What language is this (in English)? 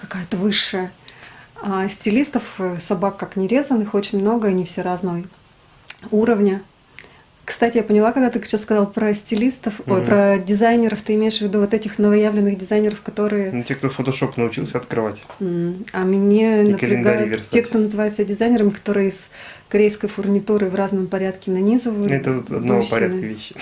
Russian